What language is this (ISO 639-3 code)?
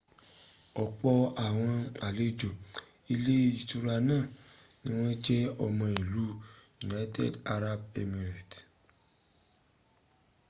yor